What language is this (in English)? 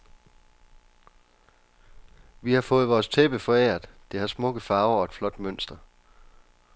Danish